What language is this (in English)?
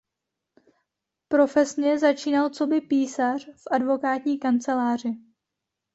Czech